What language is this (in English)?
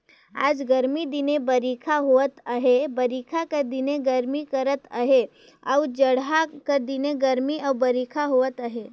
Chhattisgarhi